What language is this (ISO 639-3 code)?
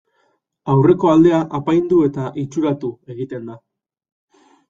eus